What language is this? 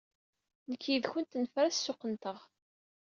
Kabyle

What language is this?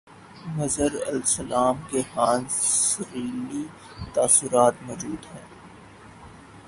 Urdu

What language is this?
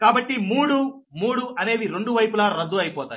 Telugu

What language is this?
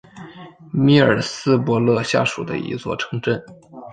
Chinese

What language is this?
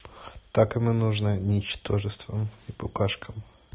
Russian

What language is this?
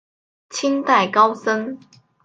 Chinese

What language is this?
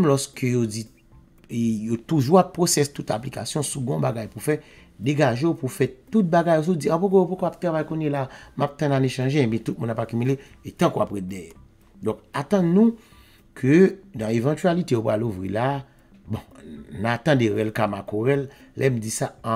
French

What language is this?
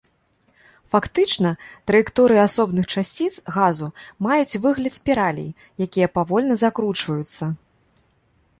Belarusian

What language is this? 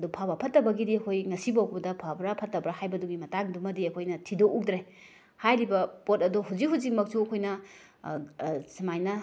Manipuri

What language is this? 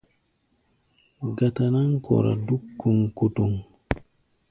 Gbaya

